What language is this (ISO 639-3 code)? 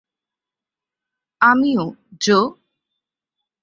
ben